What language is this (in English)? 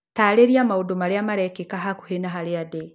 Kikuyu